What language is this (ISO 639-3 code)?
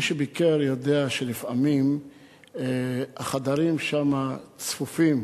heb